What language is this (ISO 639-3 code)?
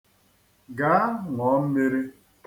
ibo